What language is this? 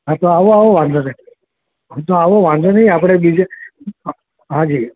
Gujarati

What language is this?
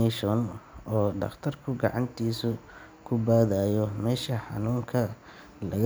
Somali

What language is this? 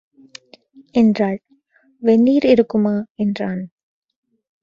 Tamil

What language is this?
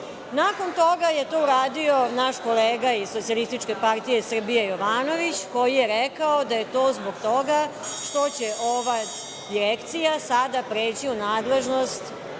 Serbian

